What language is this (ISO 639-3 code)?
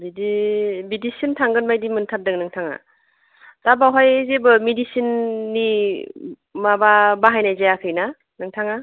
brx